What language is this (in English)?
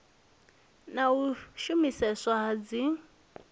Venda